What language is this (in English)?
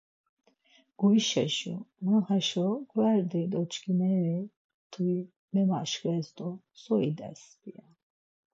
Laz